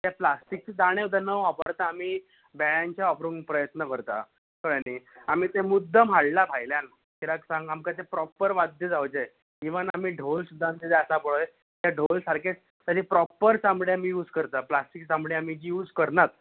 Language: Konkani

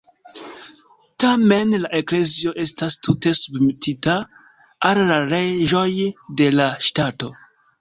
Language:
Esperanto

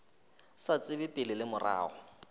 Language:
Northern Sotho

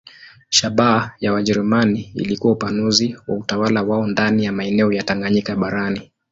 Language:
Swahili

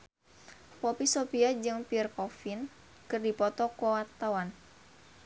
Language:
Sundanese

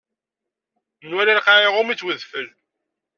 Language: Kabyle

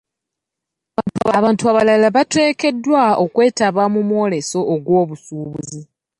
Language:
Ganda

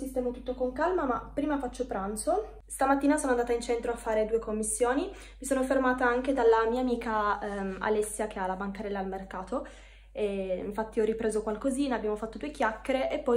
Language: Italian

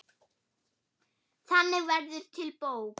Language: Icelandic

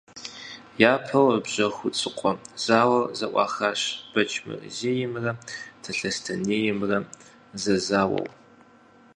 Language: Kabardian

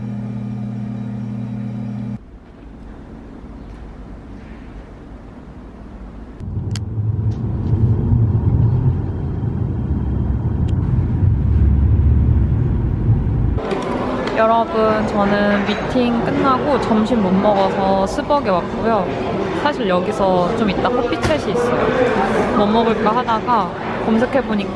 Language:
Korean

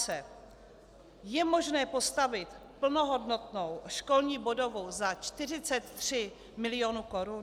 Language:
Czech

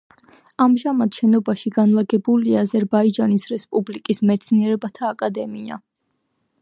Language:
Georgian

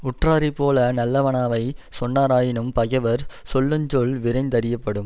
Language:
Tamil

